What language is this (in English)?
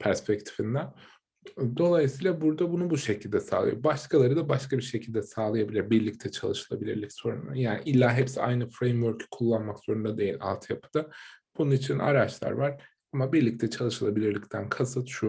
Turkish